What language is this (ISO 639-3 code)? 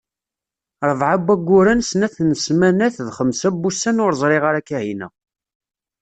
kab